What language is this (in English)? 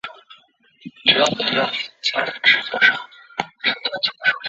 Chinese